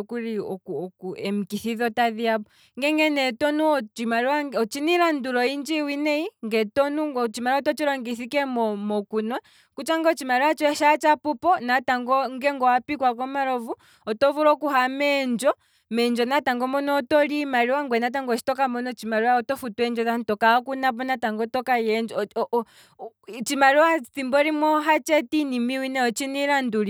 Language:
Kwambi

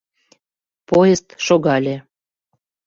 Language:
Mari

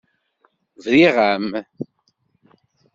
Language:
Kabyle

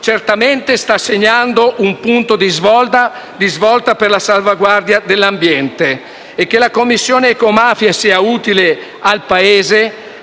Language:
Italian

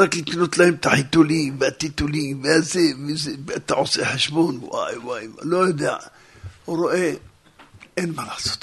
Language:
Hebrew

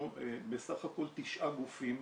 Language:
Hebrew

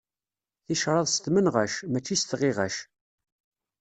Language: Kabyle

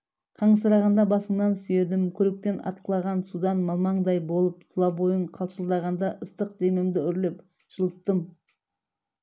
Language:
Kazakh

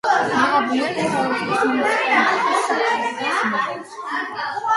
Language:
Georgian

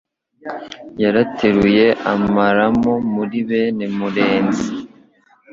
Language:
Kinyarwanda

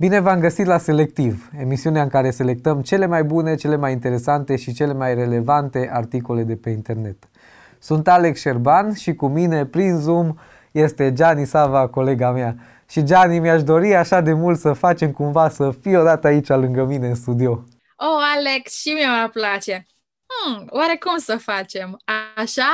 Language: Romanian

